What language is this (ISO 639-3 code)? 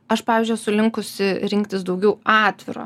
lit